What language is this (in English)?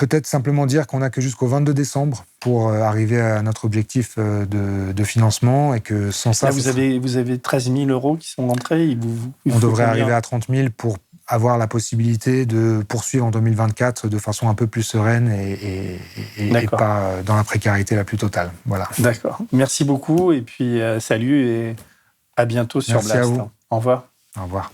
French